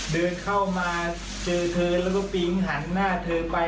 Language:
Thai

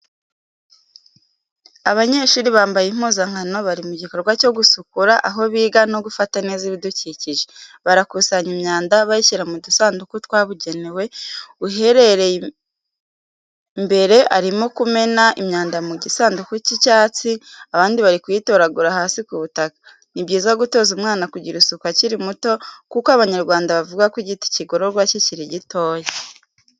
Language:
Kinyarwanda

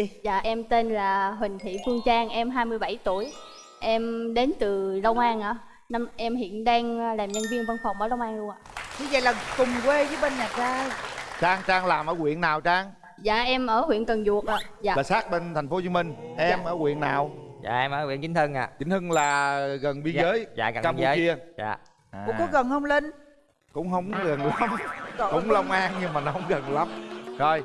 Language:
Vietnamese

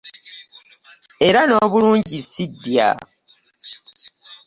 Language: Ganda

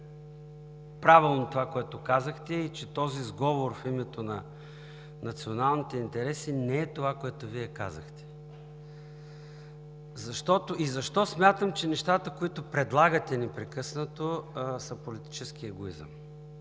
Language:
Bulgarian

